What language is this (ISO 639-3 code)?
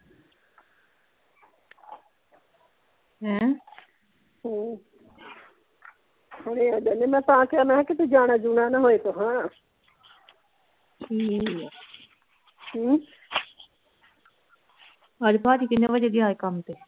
pan